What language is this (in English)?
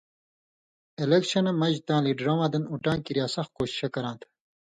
Indus Kohistani